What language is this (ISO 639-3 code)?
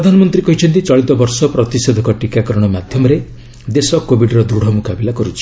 ori